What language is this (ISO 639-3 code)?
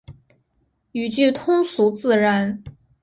zho